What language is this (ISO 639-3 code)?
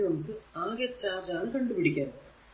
mal